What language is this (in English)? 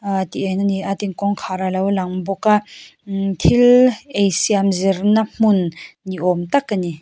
Mizo